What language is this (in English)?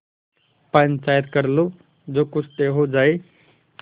Hindi